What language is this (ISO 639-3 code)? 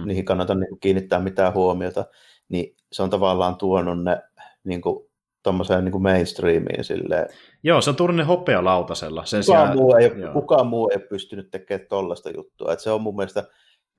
fin